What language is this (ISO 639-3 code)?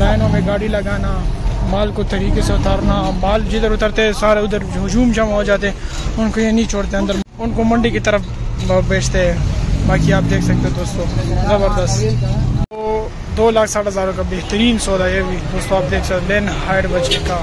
ron